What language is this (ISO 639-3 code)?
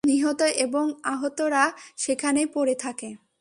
ben